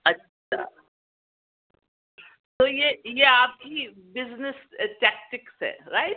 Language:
Urdu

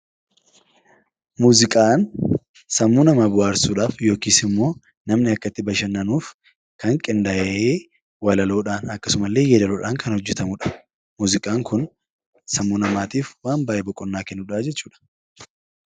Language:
Oromo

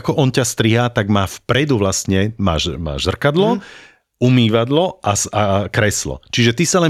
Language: Slovak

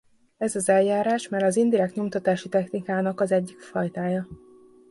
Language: Hungarian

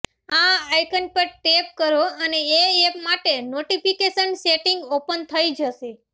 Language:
Gujarati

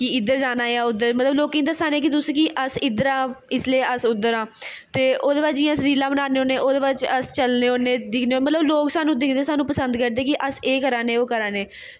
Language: Dogri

